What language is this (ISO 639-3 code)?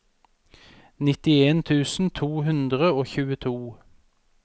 nor